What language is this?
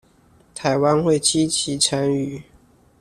Chinese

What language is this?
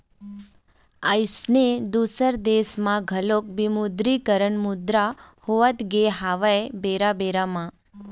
Chhattisgarhi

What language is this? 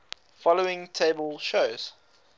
English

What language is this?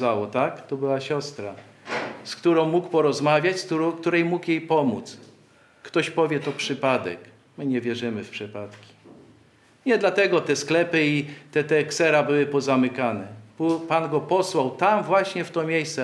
Polish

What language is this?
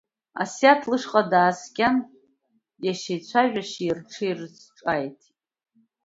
Abkhazian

